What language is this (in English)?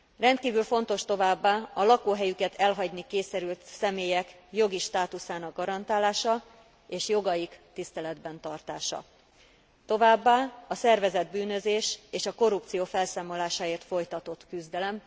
Hungarian